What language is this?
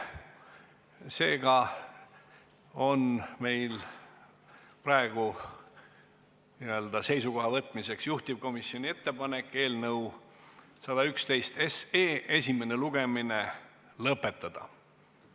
Estonian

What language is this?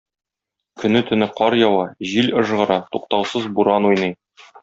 Tatar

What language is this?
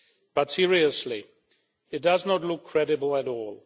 English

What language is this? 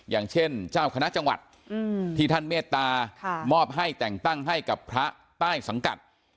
Thai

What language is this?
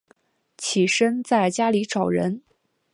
Chinese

